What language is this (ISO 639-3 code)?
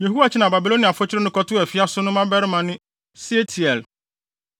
aka